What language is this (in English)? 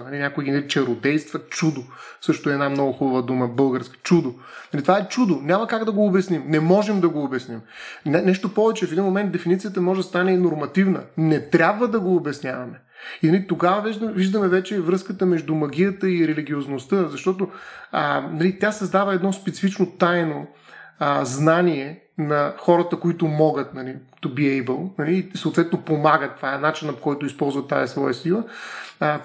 Bulgarian